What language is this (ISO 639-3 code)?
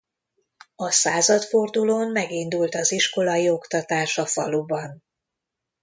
hun